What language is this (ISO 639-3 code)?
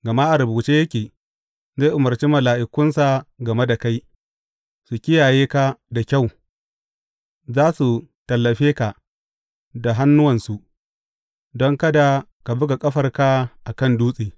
hau